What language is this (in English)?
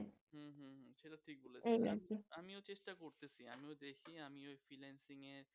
Bangla